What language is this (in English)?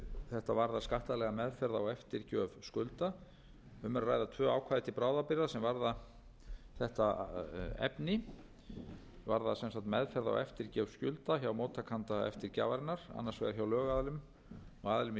Icelandic